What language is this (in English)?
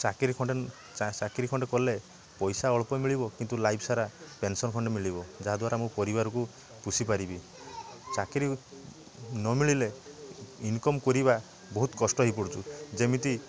Odia